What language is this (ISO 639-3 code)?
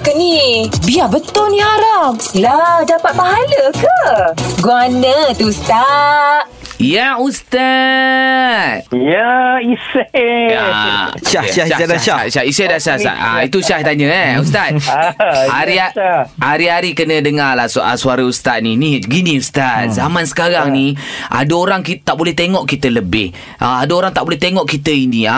msa